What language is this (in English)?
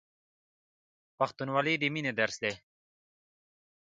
Pashto